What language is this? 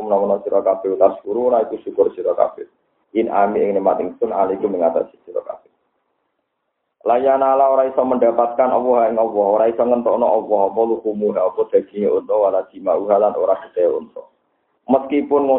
Indonesian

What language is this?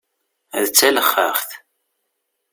Kabyle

